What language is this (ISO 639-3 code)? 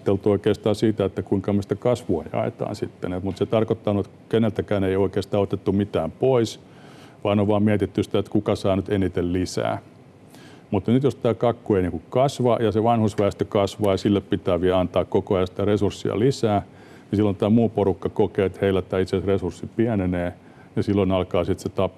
fin